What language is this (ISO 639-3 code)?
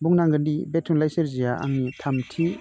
brx